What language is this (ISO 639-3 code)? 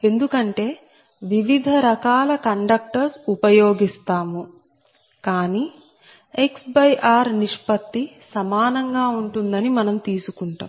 tel